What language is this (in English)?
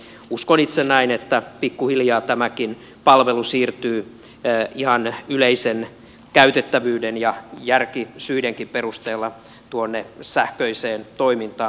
Finnish